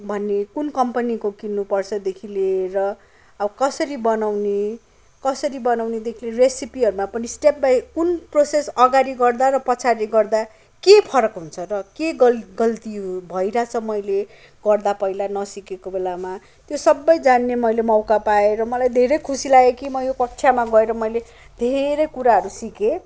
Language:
Nepali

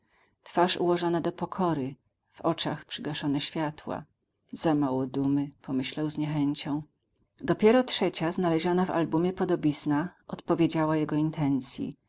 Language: Polish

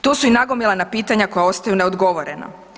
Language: Croatian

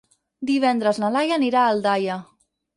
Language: Catalan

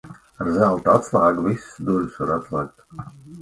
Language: Latvian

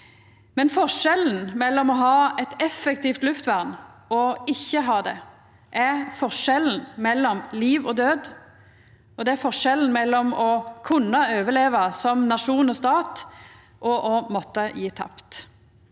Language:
Norwegian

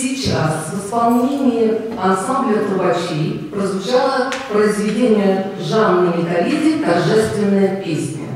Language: Russian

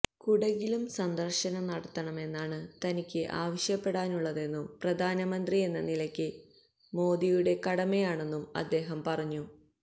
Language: Malayalam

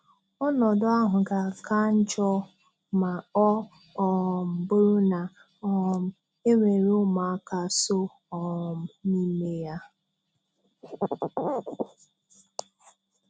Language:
Igbo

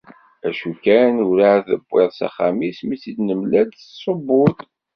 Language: Kabyle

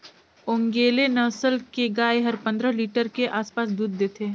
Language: Chhattisgarhi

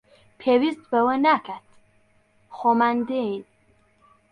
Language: Central Kurdish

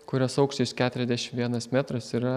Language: Lithuanian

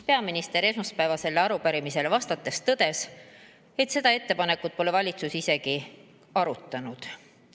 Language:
Estonian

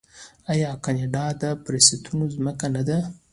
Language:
Pashto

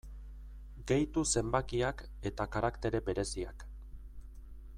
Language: Basque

